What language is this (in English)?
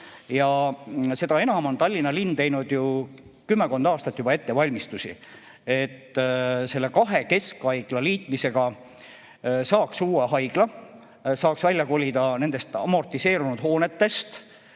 Estonian